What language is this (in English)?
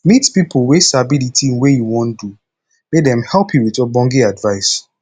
Nigerian Pidgin